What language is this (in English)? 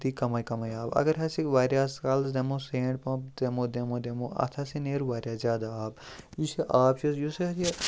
Kashmiri